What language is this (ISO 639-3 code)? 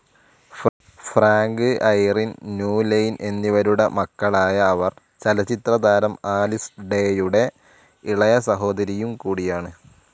mal